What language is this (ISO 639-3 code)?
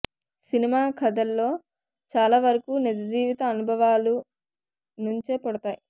tel